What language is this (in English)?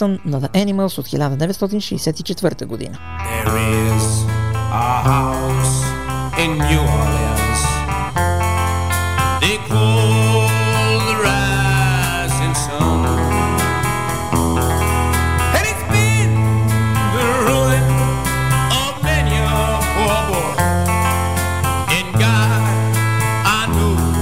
Bulgarian